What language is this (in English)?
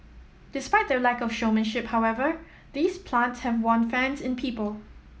English